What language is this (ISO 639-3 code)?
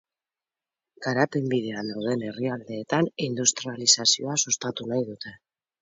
eus